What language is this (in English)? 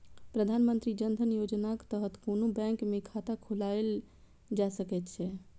Maithili